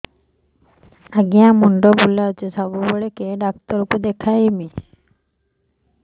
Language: Odia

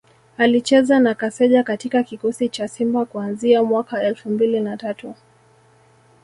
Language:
Swahili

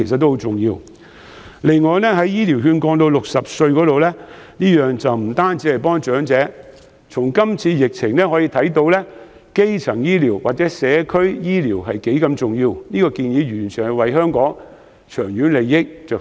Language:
Cantonese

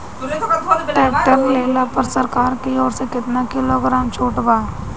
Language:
Bhojpuri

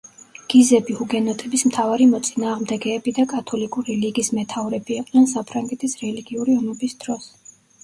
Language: Georgian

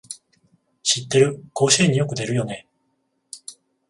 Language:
Japanese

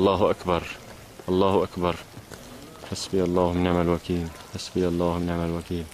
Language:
Arabic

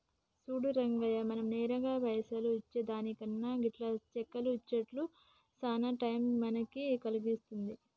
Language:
Telugu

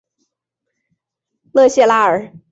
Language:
Chinese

